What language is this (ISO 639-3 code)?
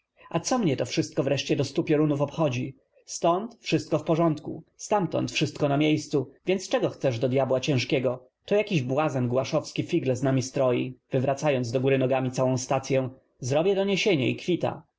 pol